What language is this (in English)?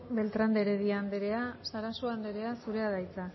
Basque